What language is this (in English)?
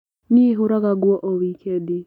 Kikuyu